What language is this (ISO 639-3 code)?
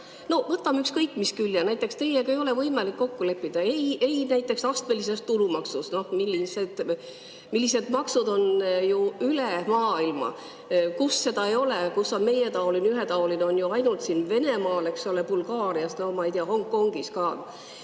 est